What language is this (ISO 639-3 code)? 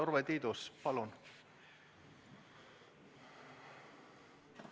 est